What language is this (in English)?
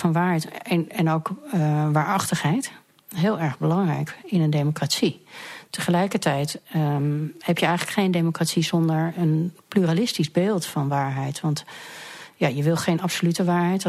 Dutch